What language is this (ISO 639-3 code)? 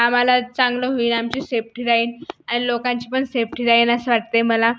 mar